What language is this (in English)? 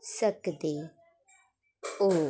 Dogri